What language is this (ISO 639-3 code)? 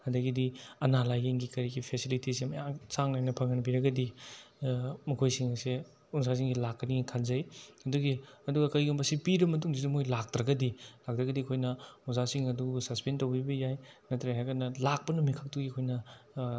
mni